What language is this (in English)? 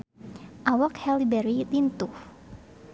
Sundanese